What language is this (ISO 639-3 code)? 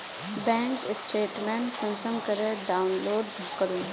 mag